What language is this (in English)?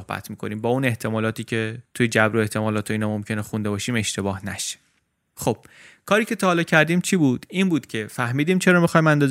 Persian